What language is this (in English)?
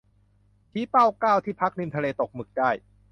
Thai